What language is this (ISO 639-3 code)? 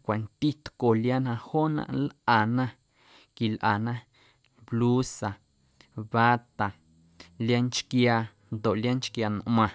amu